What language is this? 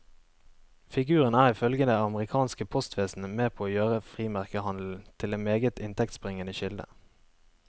Norwegian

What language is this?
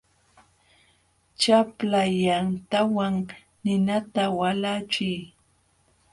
Jauja Wanca Quechua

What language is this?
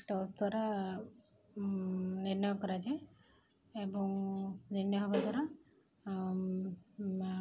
Odia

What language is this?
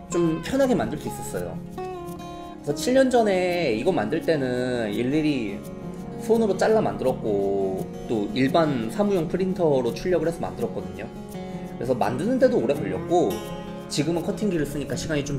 Korean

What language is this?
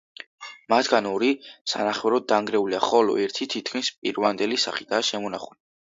Georgian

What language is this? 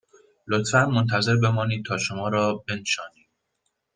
Persian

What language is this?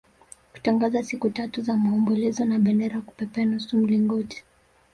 Swahili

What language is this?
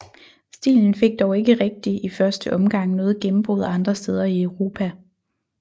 Danish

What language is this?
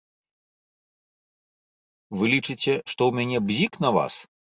Belarusian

